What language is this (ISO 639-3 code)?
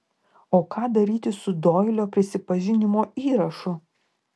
lit